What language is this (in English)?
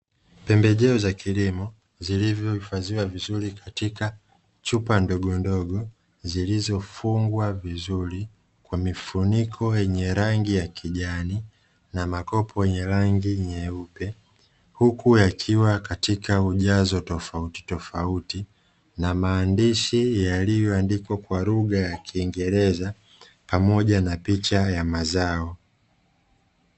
Swahili